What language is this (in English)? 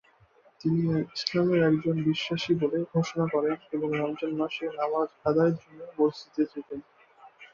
Bangla